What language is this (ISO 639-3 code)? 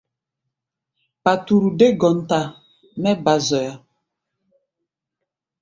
gba